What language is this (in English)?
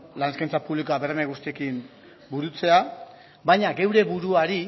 Basque